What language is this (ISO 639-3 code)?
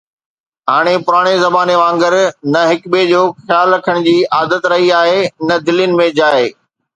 snd